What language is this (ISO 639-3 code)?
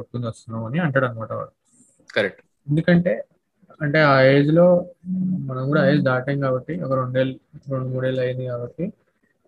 tel